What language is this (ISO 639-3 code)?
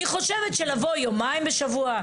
heb